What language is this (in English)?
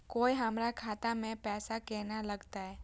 Maithili